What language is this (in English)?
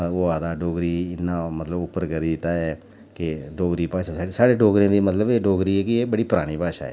Dogri